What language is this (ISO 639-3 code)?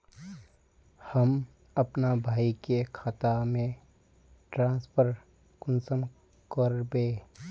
mag